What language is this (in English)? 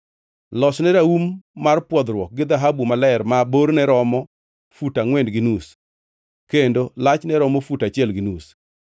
Luo (Kenya and Tanzania)